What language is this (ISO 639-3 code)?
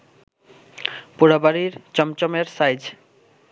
ben